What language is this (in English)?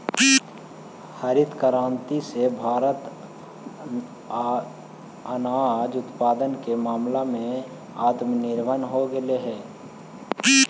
Magahi